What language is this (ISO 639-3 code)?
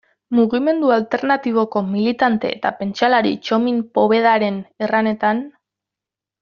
eus